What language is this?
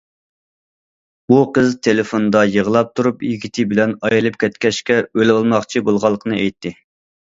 Uyghur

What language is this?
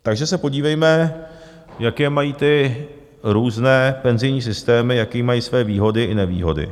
Czech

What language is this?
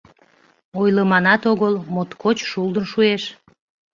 Mari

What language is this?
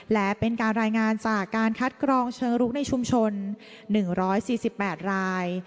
Thai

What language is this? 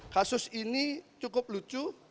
Indonesian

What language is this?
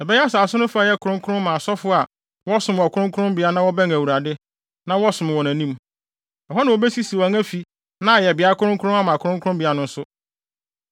Akan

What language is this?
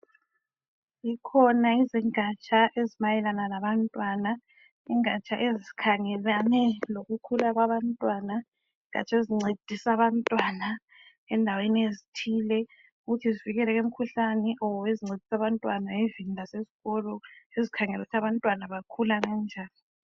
North Ndebele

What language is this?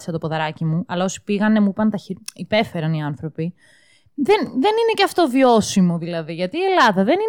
Greek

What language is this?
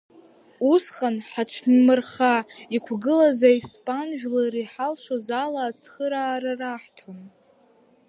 Abkhazian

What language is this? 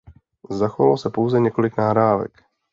Czech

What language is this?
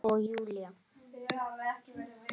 Icelandic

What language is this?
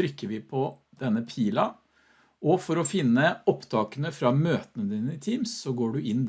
Norwegian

